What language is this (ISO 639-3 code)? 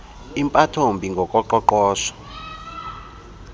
xho